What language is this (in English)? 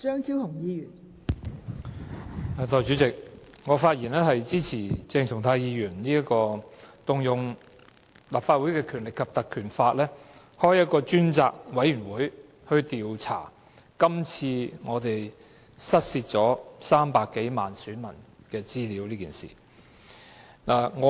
Cantonese